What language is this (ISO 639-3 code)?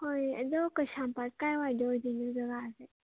mni